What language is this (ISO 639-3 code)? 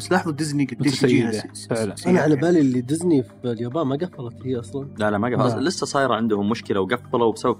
ara